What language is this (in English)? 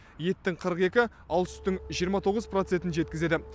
Kazakh